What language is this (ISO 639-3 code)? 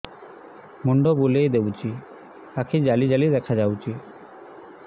ori